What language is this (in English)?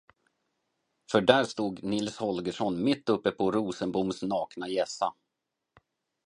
Swedish